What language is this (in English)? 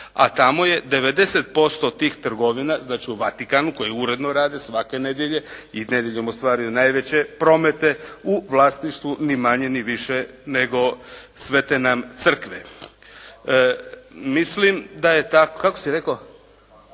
Croatian